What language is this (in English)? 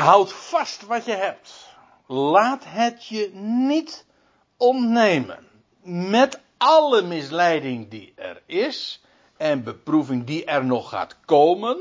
Dutch